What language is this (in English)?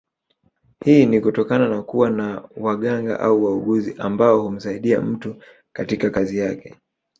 Swahili